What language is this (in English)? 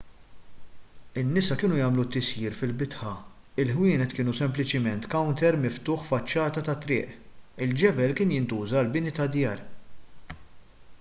Maltese